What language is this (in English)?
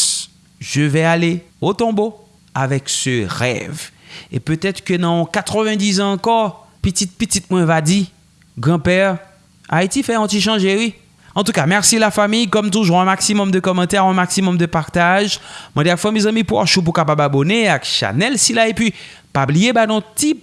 French